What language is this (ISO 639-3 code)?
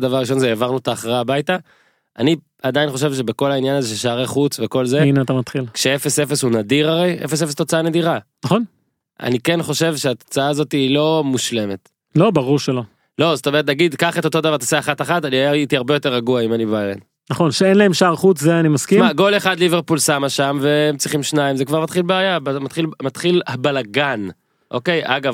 heb